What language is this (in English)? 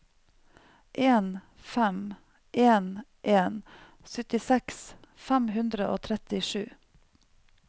Norwegian